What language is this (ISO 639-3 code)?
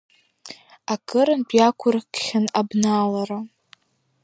abk